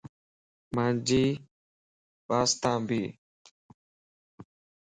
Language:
Lasi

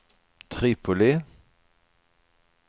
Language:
Swedish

